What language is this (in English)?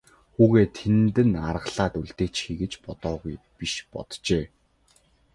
Mongolian